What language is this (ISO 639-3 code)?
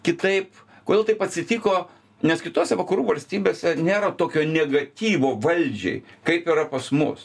lit